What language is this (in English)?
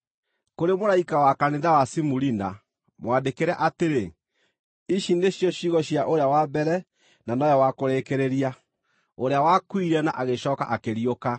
Kikuyu